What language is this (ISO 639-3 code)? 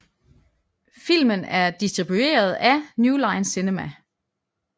dan